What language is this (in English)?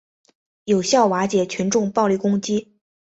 Chinese